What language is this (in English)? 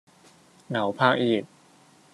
Cantonese